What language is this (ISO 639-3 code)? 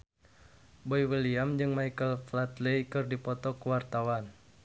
sun